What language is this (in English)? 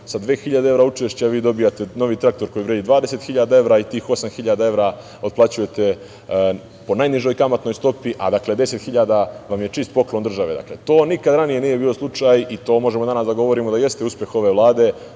Serbian